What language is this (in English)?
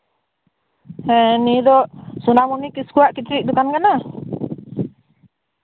Santali